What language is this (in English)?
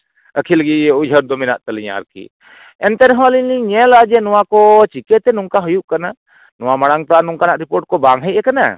Santali